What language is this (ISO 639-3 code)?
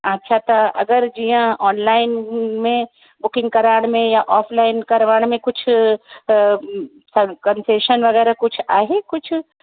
snd